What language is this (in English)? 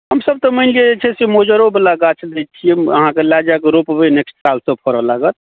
Maithili